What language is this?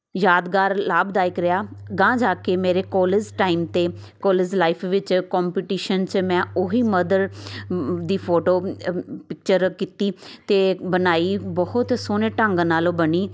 Punjabi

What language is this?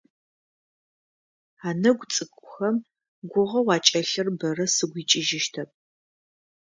Adyghe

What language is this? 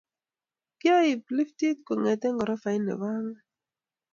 Kalenjin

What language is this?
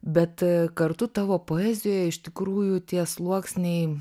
Lithuanian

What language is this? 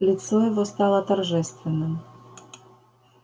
Russian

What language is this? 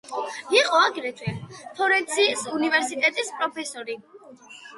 Georgian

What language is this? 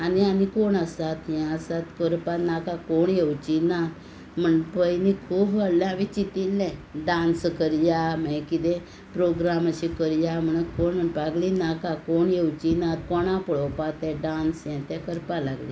Konkani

